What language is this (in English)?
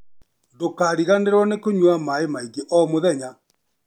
Kikuyu